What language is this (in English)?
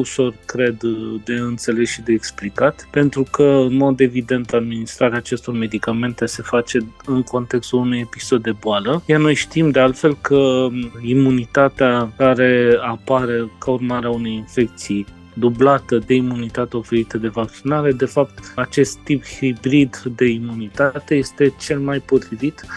Romanian